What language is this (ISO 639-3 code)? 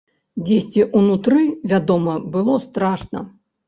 bel